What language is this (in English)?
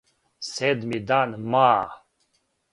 Serbian